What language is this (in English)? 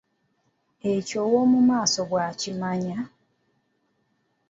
Ganda